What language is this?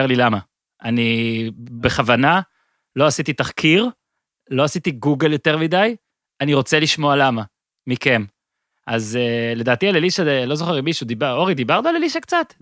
Hebrew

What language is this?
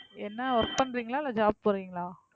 Tamil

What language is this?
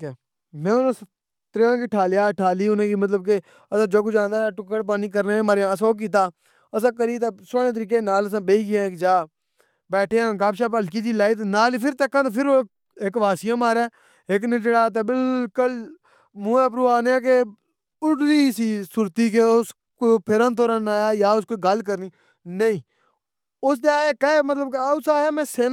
Pahari-Potwari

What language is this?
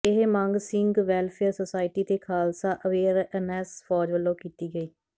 Punjabi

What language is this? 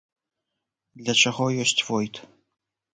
Belarusian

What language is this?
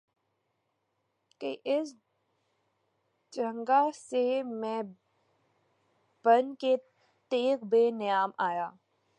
Urdu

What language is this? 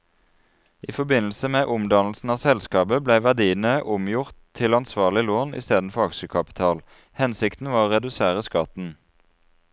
Norwegian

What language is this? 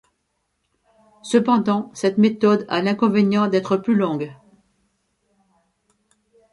French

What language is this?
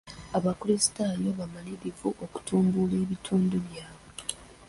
Ganda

